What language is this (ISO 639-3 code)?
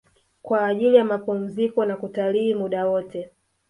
swa